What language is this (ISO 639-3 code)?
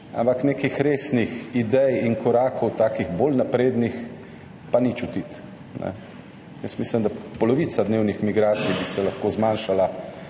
slv